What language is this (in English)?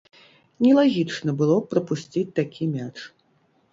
Belarusian